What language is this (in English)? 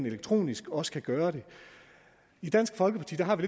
Danish